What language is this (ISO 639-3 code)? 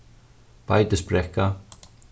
fao